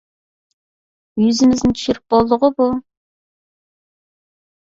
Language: Uyghur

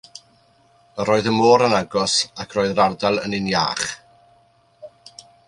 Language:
Welsh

